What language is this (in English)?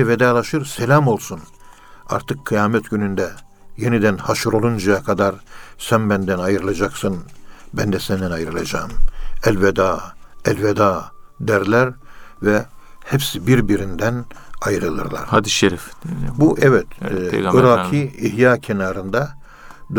Turkish